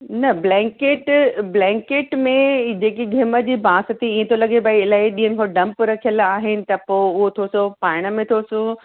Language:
Sindhi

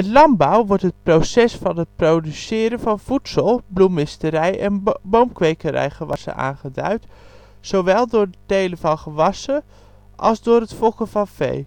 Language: Dutch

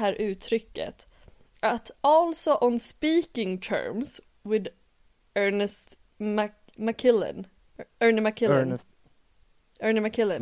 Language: Swedish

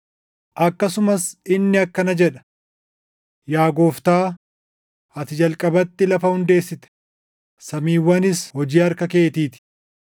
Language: Oromo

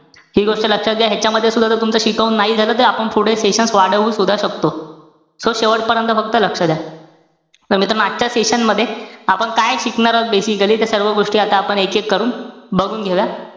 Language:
Marathi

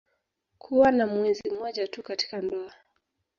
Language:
Swahili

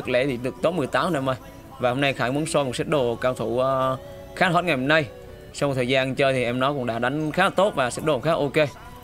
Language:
Vietnamese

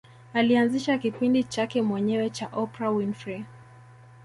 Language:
Swahili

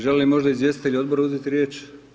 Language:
Croatian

